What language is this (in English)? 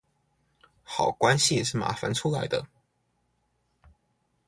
Chinese